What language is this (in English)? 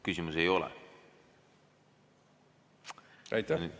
Estonian